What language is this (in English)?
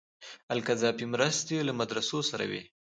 Pashto